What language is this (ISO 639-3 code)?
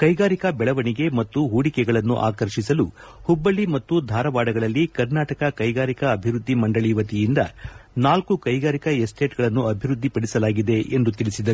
kan